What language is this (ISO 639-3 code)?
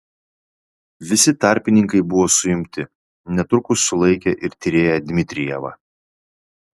lit